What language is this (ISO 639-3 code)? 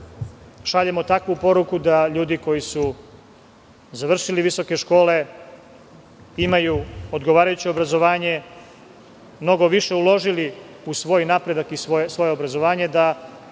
srp